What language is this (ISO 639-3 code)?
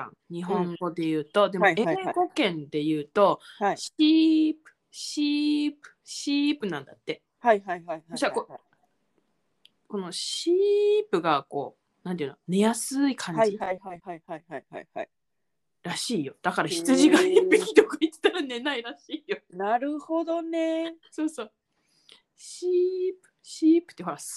jpn